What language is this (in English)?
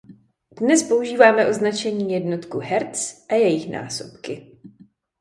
Czech